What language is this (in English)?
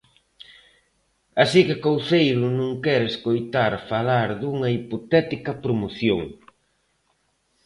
Galician